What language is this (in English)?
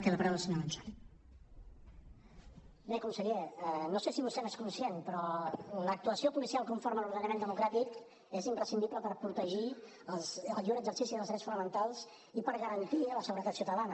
Catalan